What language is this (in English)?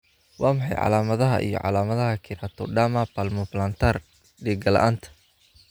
Somali